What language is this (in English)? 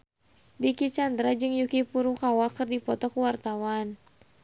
Sundanese